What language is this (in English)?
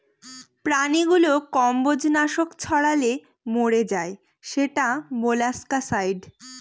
Bangla